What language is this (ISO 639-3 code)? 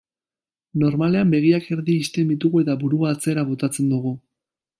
eus